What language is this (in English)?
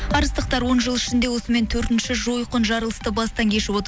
Kazakh